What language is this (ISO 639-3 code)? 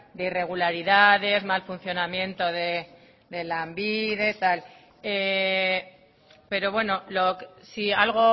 spa